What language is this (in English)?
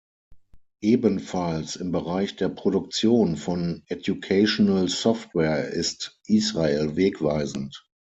German